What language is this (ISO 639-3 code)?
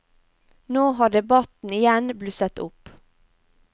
nor